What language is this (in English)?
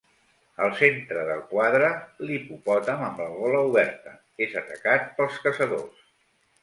Catalan